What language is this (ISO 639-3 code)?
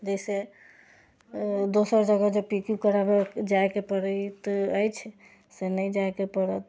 mai